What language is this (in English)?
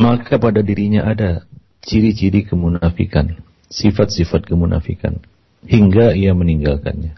Malay